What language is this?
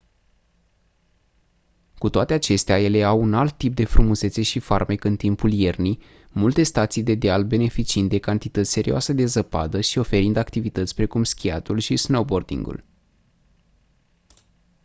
Romanian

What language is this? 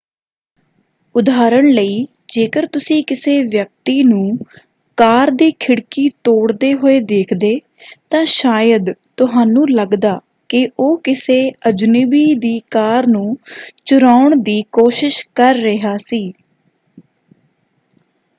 Punjabi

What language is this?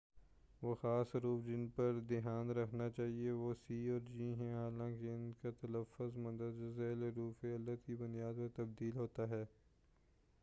Urdu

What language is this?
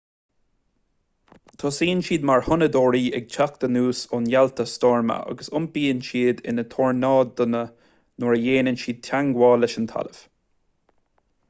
Irish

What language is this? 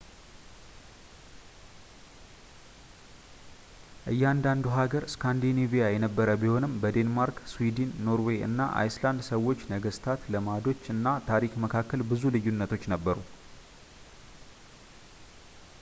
Amharic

